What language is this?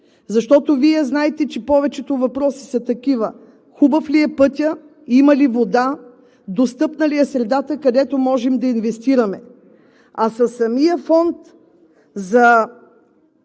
Bulgarian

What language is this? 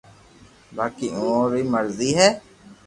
Loarki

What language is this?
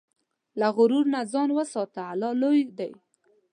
Pashto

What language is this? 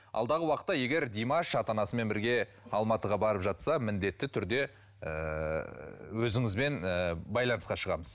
Kazakh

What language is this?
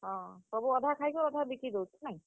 Odia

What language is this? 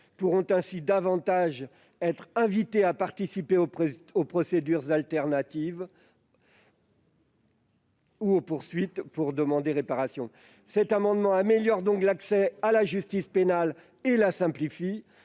French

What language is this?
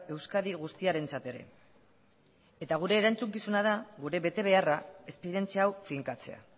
Basque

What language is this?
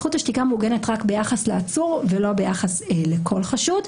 Hebrew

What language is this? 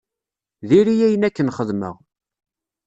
Kabyle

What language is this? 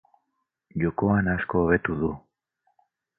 Basque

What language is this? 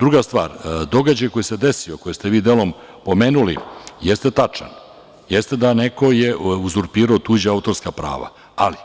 Serbian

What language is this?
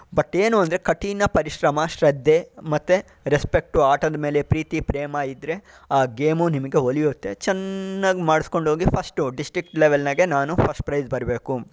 Kannada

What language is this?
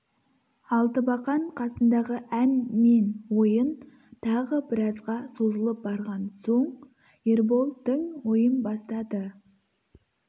Kazakh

